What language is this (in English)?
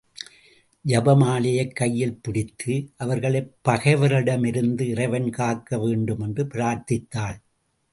Tamil